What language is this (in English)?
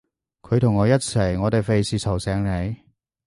Cantonese